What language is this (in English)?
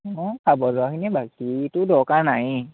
Assamese